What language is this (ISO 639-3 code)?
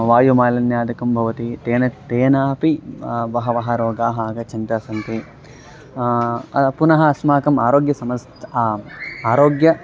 san